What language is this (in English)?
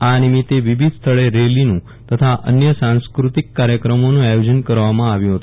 Gujarati